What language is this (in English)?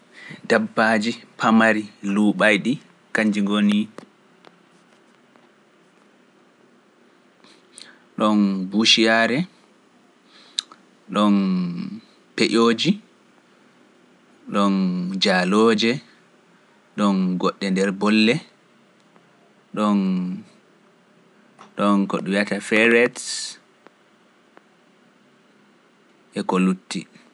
Pular